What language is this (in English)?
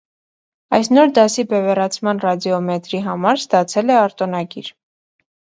Armenian